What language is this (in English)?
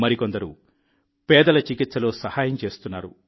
Telugu